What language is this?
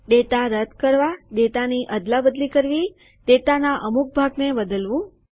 Gujarati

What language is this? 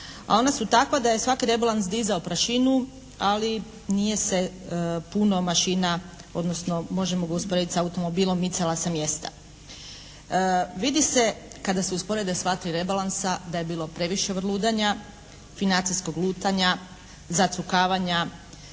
Croatian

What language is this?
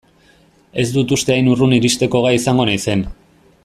Basque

